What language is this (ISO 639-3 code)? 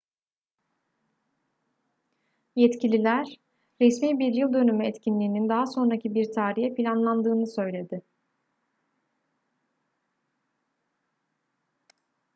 tur